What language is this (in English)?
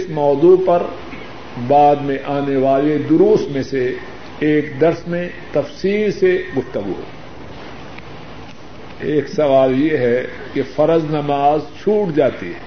Urdu